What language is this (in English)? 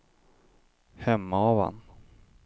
Swedish